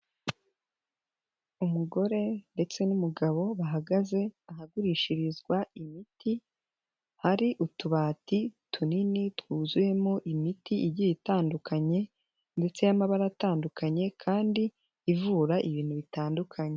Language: Kinyarwanda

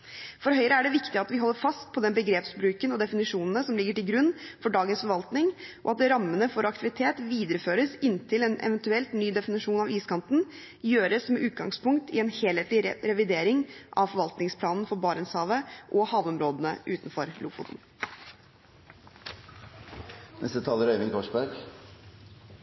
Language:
Norwegian Bokmål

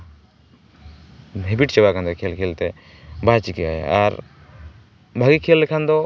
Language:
Santali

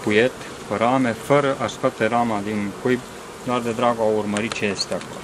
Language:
Romanian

